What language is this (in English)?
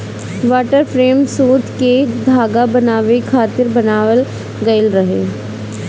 Bhojpuri